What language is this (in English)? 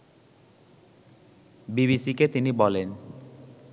Bangla